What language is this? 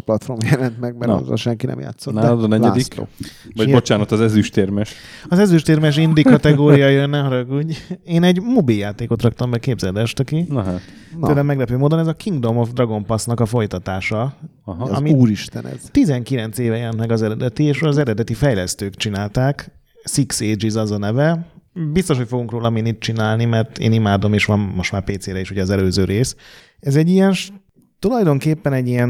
Hungarian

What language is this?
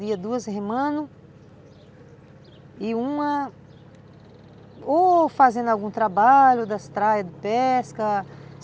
Portuguese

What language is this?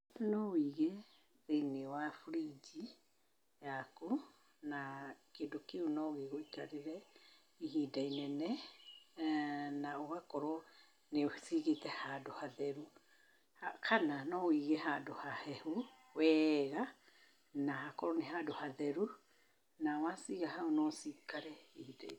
Kikuyu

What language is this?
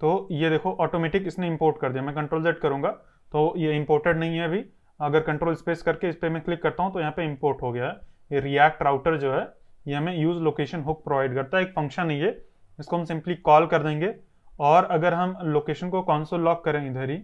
Hindi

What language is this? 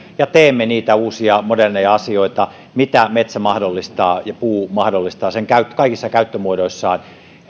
Finnish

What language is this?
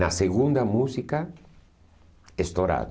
Portuguese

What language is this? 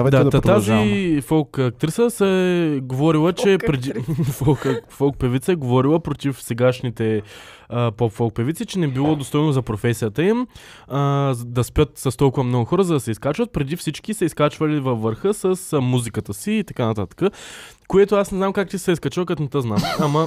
Bulgarian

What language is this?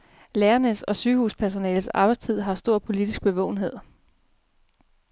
Danish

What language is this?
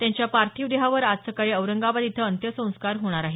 Marathi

